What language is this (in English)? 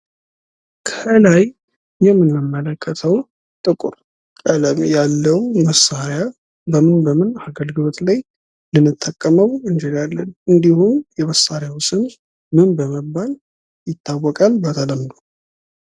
Amharic